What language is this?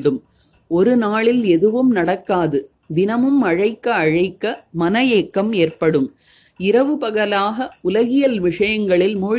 Tamil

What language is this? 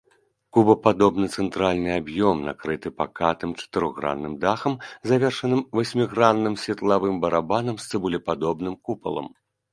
Belarusian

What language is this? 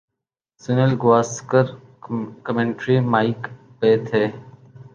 Urdu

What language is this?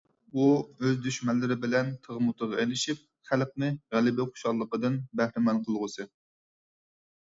Uyghur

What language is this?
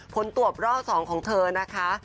Thai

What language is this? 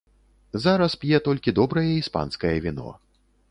Belarusian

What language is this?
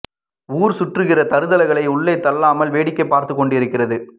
Tamil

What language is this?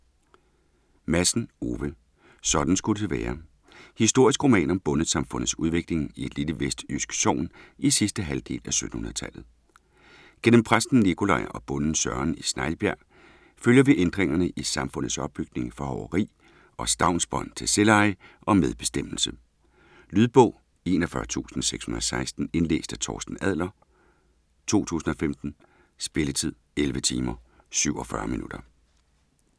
Danish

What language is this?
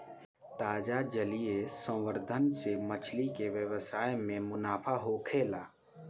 Bhojpuri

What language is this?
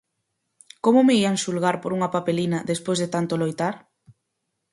Galician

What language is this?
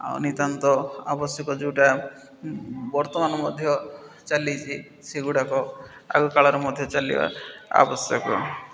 Odia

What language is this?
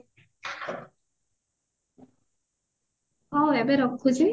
Odia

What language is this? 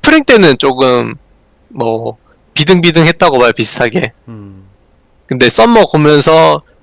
Korean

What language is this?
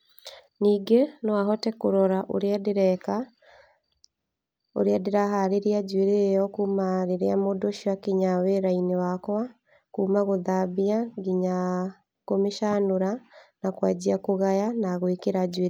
Kikuyu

